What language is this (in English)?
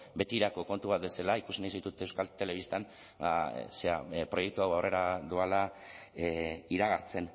Basque